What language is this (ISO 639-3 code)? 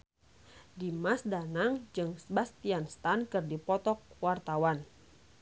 sun